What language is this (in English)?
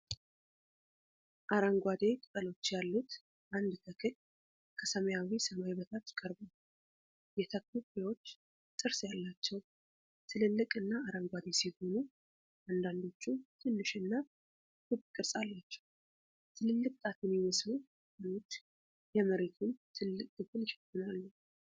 Amharic